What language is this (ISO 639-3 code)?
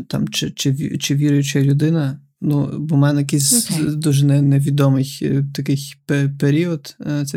ukr